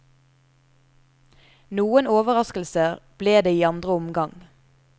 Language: Norwegian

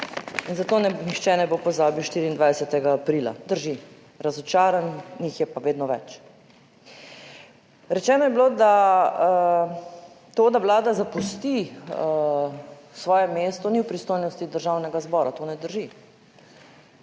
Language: Slovenian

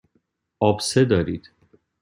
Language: Persian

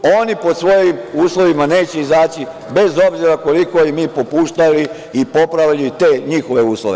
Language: Serbian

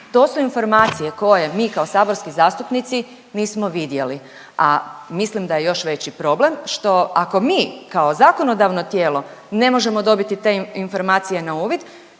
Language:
Croatian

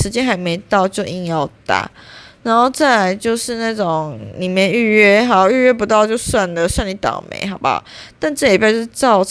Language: Chinese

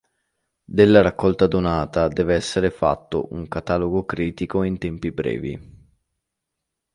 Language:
Italian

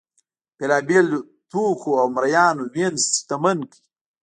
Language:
Pashto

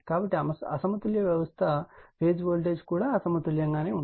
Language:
Telugu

